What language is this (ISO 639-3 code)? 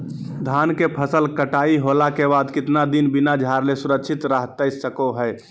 mag